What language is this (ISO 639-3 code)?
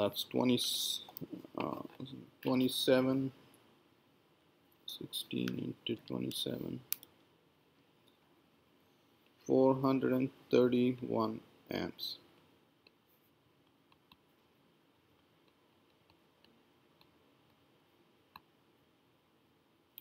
eng